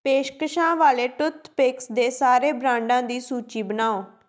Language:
Punjabi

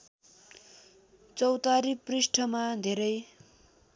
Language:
Nepali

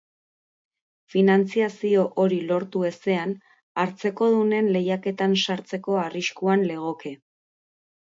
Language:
Basque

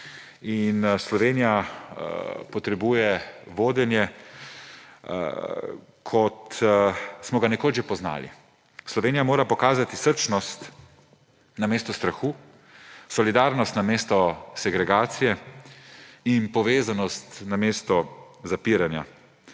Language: Slovenian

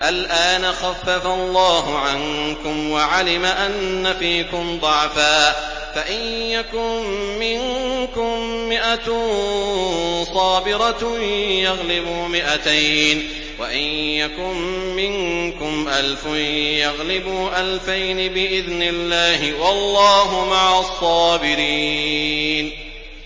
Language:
Arabic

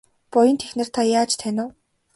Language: Mongolian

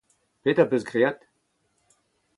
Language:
Breton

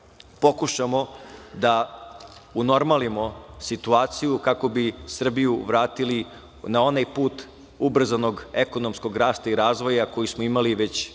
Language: Serbian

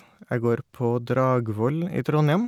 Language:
Norwegian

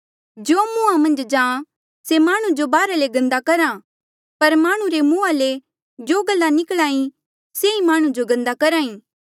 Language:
Mandeali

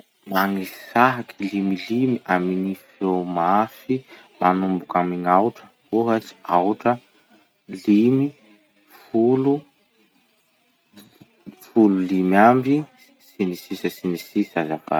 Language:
Masikoro Malagasy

